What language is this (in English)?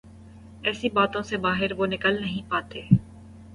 Urdu